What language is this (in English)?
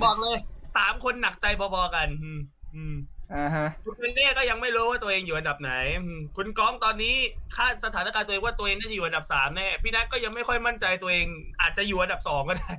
Thai